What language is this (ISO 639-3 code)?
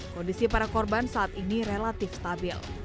ind